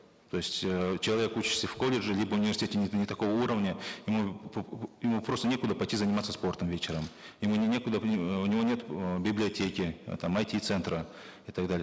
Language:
Kazakh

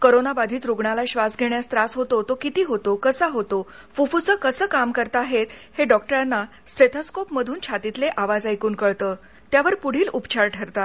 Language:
Marathi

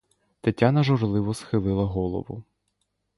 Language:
Ukrainian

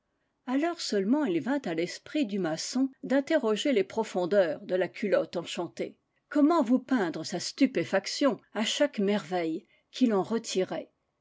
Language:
French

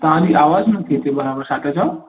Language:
Sindhi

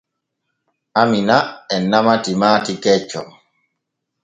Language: Borgu Fulfulde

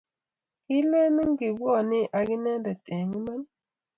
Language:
Kalenjin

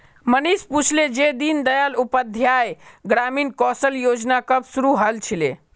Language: Magahi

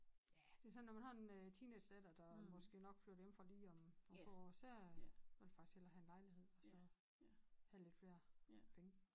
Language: Danish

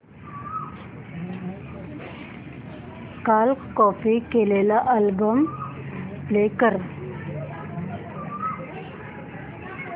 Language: Marathi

